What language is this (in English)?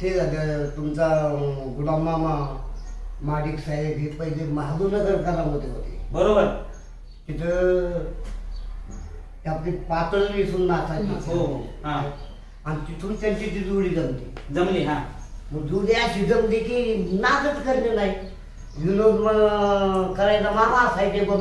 Indonesian